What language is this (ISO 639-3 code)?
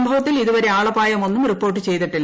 mal